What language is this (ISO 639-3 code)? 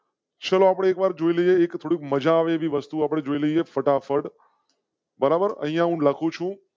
guj